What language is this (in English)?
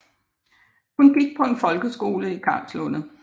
Danish